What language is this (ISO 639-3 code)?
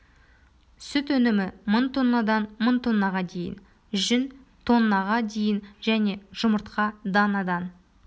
kaz